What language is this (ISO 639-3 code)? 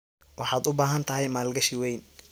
som